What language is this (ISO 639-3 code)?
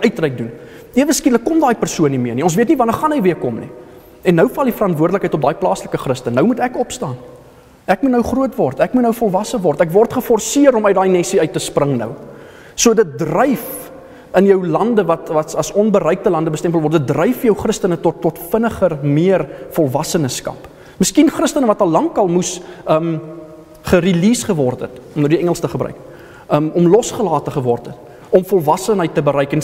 nld